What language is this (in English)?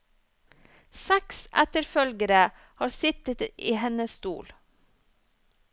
Norwegian